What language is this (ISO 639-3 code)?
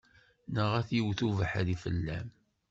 kab